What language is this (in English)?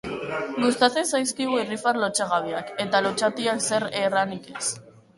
Basque